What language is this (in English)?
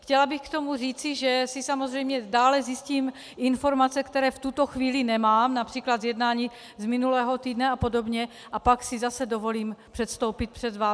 Czech